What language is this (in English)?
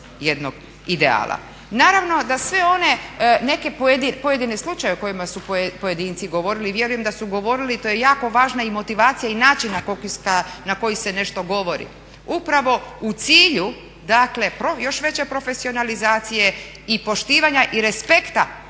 Croatian